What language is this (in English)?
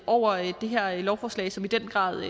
Danish